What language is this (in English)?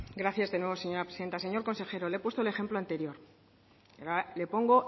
Spanish